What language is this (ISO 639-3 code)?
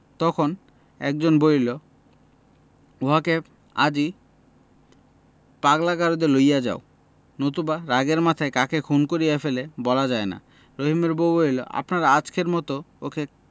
ben